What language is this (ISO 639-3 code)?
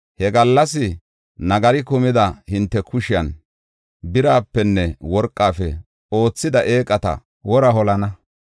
gof